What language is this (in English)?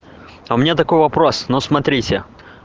Russian